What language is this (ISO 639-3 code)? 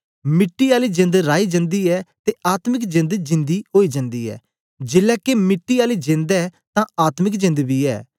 doi